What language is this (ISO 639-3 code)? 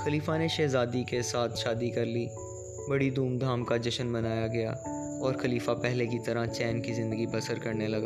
urd